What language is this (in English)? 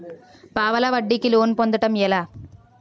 Telugu